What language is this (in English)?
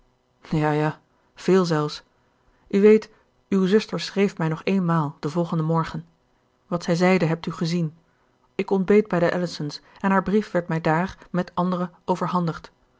Dutch